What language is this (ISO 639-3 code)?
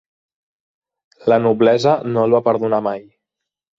cat